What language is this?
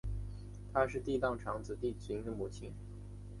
Chinese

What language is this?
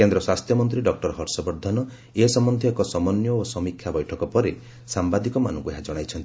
Odia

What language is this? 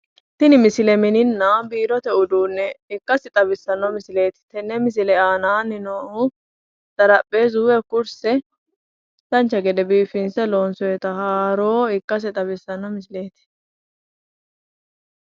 Sidamo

